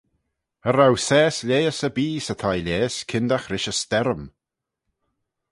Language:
Manx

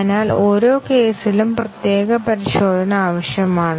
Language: Malayalam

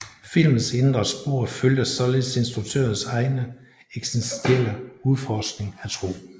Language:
Danish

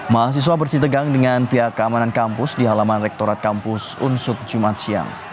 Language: Indonesian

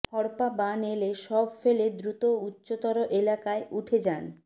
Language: Bangla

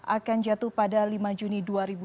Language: Indonesian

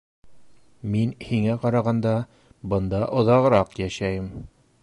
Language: Bashkir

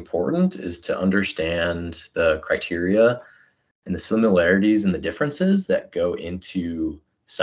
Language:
English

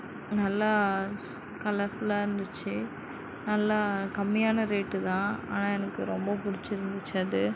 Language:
Tamil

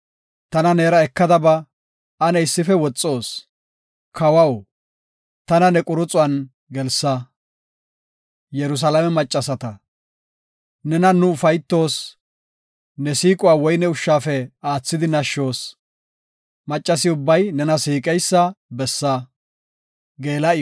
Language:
Gofa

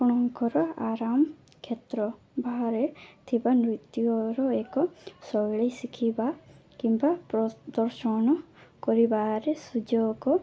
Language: Odia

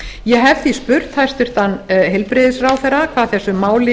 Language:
Icelandic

